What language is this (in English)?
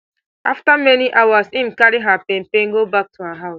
Nigerian Pidgin